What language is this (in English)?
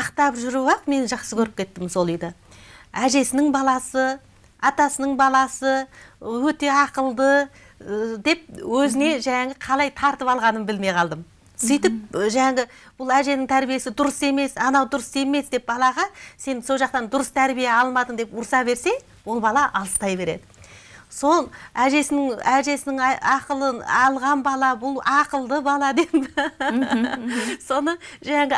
Turkish